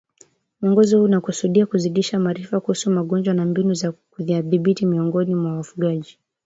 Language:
Swahili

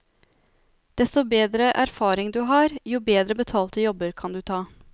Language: Norwegian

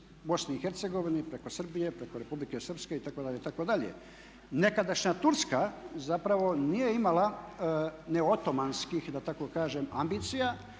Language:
Croatian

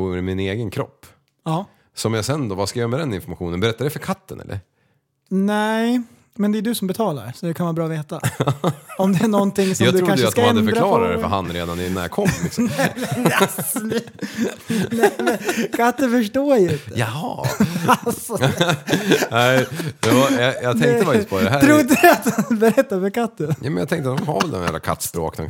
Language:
Swedish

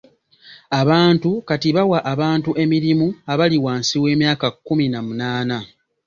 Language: Ganda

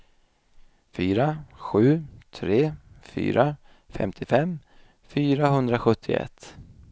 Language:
Swedish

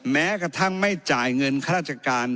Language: Thai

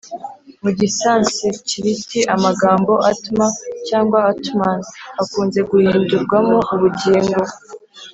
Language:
Kinyarwanda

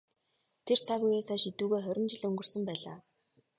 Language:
Mongolian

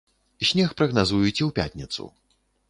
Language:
Belarusian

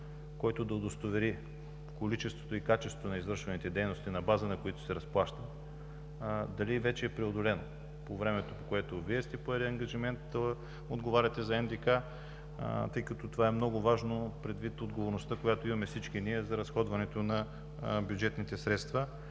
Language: Bulgarian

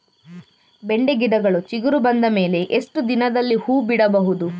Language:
Kannada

